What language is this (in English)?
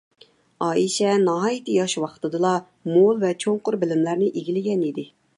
Uyghur